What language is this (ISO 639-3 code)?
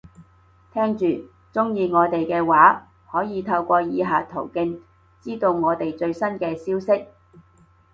yue